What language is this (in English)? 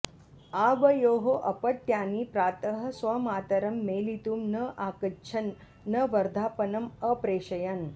Sanskrit